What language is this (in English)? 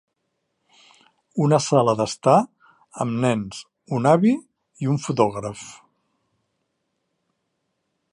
Catalan